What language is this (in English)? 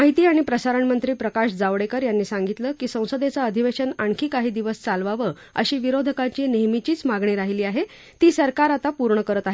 Marathi